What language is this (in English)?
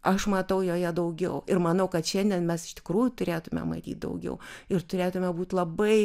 Lithuanian